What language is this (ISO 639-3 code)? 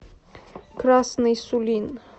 rus